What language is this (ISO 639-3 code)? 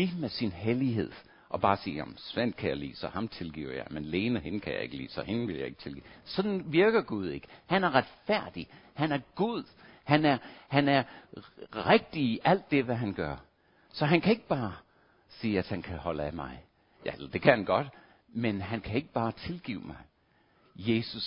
dan